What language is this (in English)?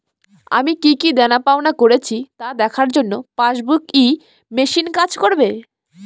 Bangla